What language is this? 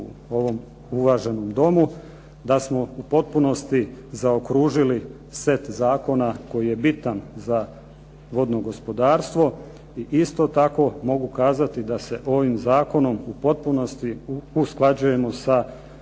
Croatian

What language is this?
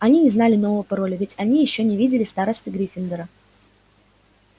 Russian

